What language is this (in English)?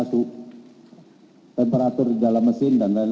Indonesian